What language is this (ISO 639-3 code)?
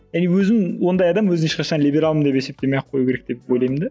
kaz